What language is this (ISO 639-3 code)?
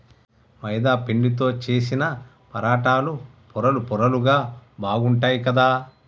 tel